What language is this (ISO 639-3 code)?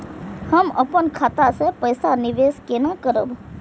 mai